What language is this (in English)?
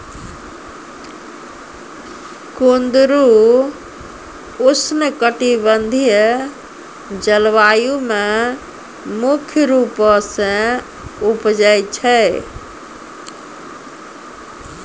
Maithili